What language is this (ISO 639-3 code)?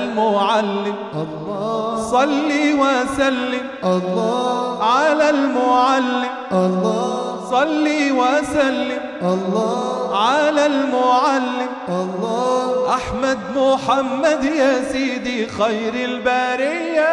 ara